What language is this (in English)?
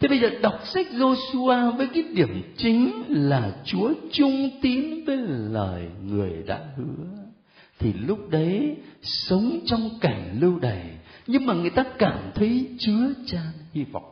Vietnamese